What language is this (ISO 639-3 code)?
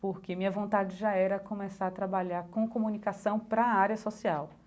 por